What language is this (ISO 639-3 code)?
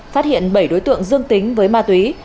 vie